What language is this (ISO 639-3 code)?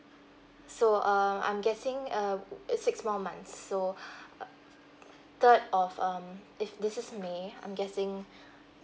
eng